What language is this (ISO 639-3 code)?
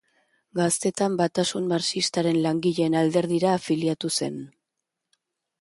eus